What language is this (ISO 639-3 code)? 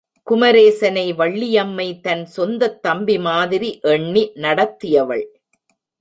tam